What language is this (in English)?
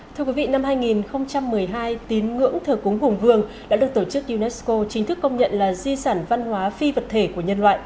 Vietnamese